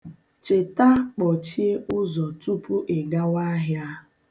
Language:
Igbo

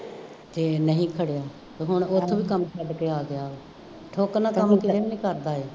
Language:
Punjabi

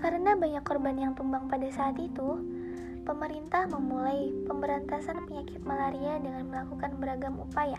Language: Indonesian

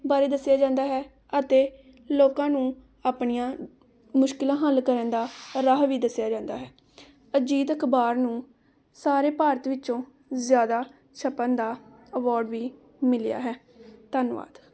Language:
Punjabi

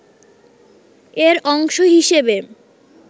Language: Bangla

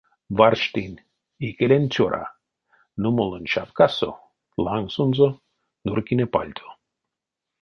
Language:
Erzya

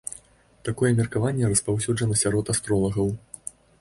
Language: Belarusian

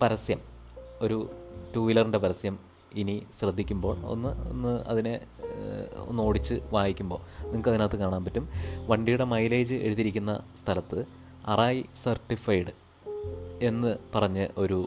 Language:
Malayalam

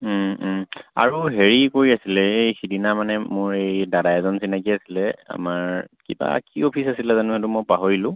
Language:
Assamese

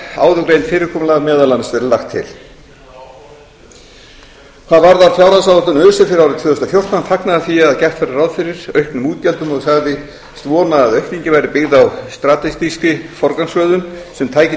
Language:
Icelandic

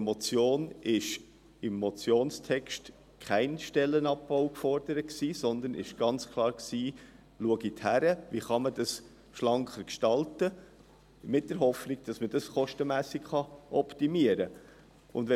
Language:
Swiss German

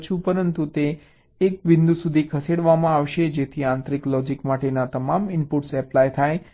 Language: Gujarati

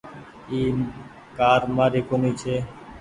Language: Goaria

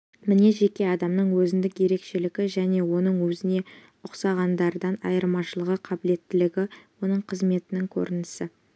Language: Kazakh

